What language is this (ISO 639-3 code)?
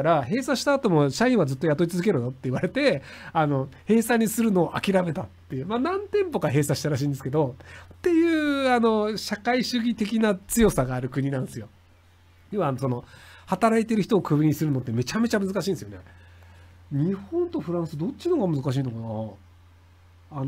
jpn